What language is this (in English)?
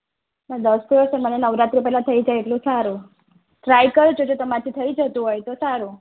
Gujarati